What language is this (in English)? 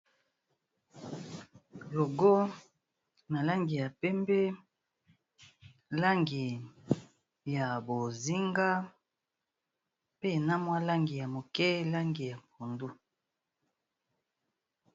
Lingala